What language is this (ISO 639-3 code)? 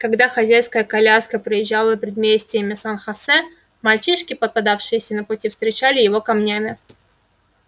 rus